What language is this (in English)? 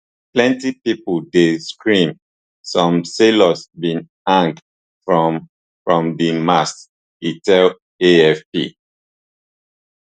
Nigerian Pidgin